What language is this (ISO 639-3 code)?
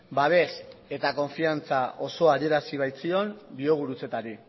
eus